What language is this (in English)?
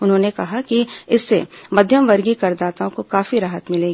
Hindi